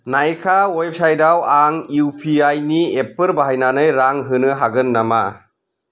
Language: Bodo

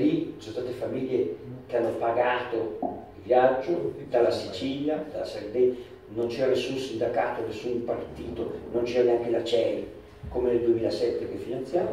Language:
Italian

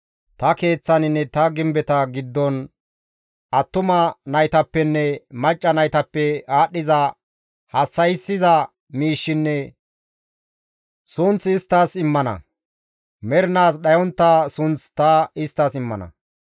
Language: Gamo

